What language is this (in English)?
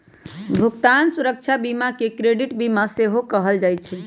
Magahi